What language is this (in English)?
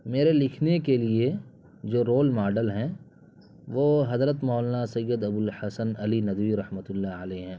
Urdu